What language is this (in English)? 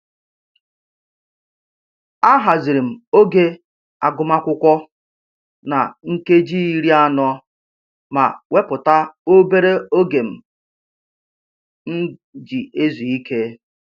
Igbo